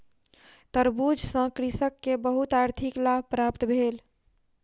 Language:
Maithili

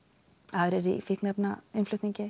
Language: Icelandic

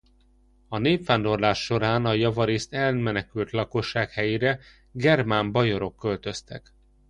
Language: Hungarian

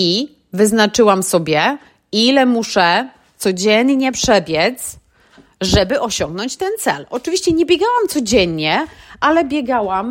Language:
Polish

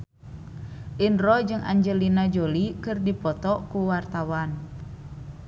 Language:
Sundanese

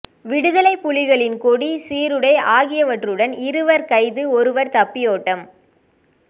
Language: Tamil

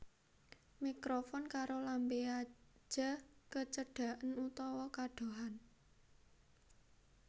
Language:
Javanese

